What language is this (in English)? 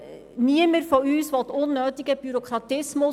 Swiss German